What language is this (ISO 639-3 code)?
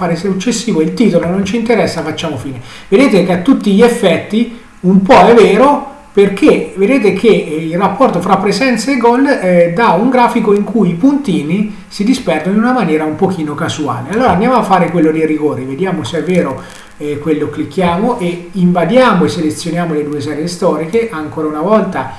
ita